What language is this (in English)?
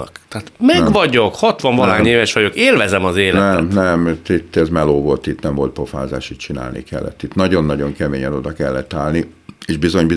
Hungarian